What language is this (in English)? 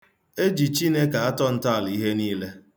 Igbo